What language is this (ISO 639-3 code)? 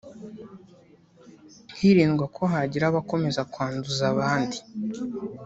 kin